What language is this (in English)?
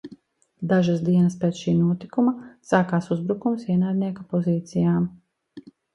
Latvian